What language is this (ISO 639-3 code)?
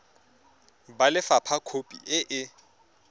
tsn